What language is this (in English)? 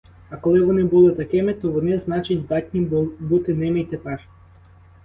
Ukrainian